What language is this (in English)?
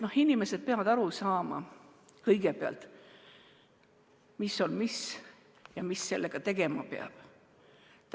Estonian